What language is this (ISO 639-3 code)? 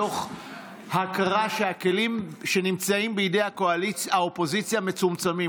heb